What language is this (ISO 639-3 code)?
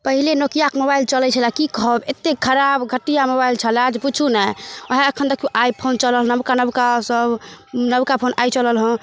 mai